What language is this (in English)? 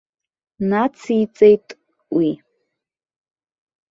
Abkhazian